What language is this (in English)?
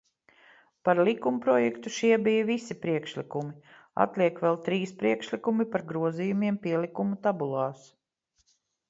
Latvian